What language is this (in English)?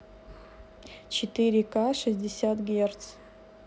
Russian